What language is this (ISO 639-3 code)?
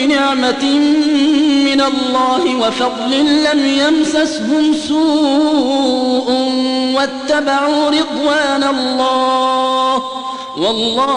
ara